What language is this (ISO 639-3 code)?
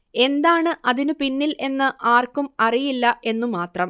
mal